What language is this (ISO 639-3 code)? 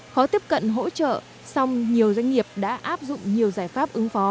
vie